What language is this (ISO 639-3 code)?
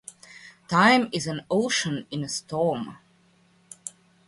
hun